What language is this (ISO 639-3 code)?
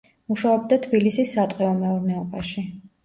kat